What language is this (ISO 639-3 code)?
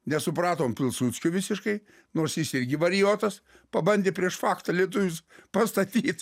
lit